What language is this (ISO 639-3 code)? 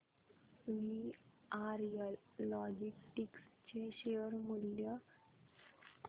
mar